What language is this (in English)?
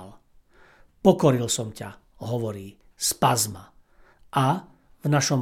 Slovak